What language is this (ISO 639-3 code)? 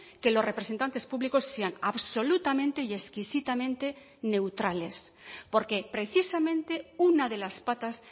spa